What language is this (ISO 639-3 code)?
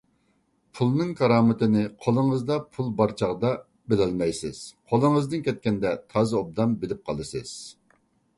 uig